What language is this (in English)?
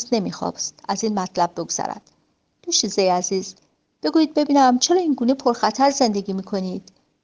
Persian